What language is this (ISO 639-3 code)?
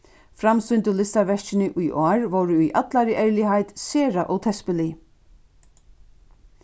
fao